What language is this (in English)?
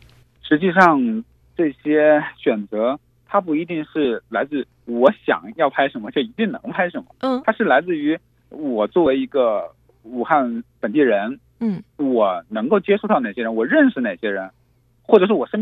Chinese